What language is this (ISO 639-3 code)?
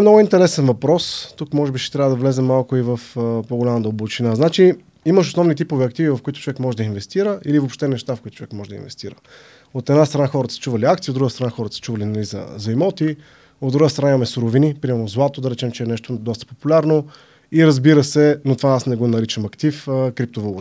bul